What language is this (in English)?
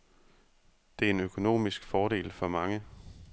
Danish